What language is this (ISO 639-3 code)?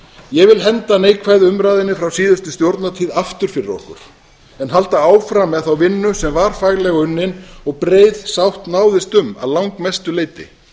isl